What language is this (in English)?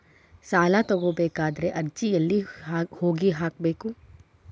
Kannada